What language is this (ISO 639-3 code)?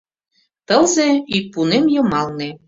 chm